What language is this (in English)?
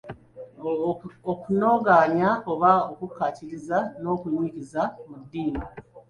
Ganda